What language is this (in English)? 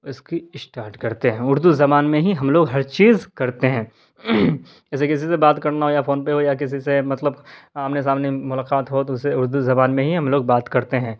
Urdu